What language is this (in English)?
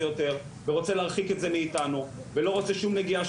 Hebrew